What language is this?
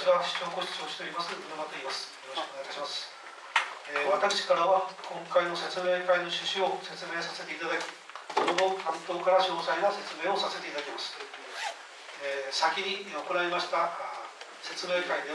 Japanese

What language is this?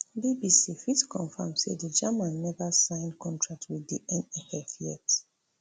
Nigerian Pidgin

